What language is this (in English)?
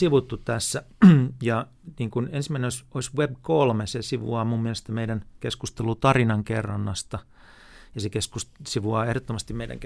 Finnish